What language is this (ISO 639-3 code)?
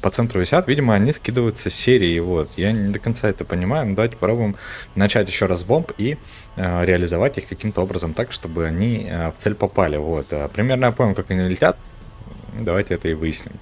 rus